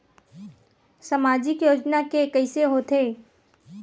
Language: Chhattisgarhi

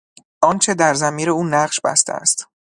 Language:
Persian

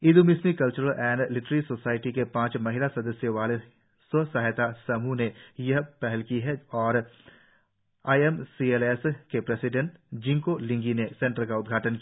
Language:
Hindi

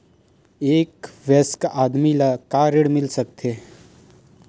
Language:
Chhattisgarhi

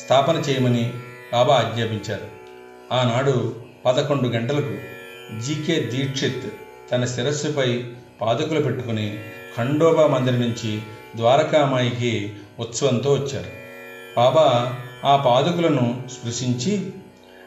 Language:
Telugu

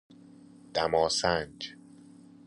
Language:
Persian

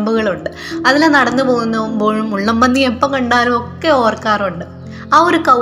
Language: Malayalam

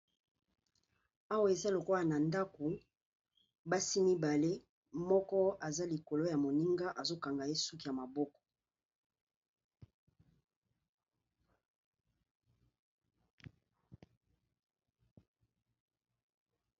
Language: Lingala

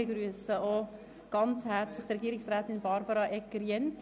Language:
Swiss German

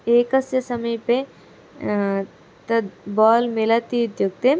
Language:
Sanskrit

